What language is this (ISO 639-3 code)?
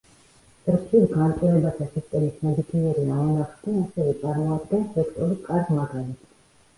kat